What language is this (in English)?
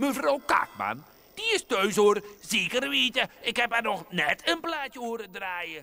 Dutch